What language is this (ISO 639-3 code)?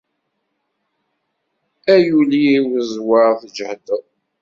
kab